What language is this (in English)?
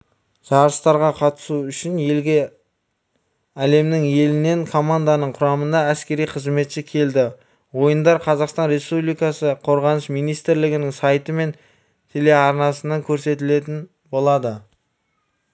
Kazakh